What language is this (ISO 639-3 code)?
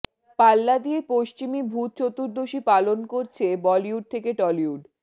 ben